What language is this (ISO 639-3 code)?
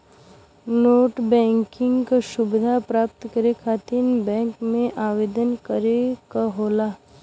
bho